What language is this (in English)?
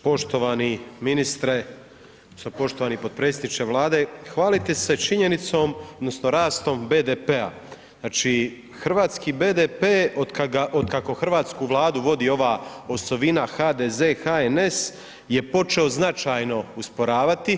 Croatian